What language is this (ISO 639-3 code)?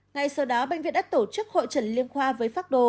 vie